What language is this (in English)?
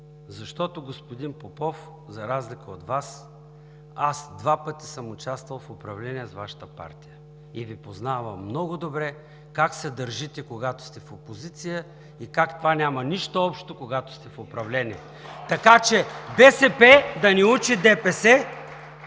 Bulgarian